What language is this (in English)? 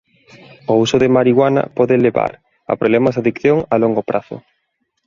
Galician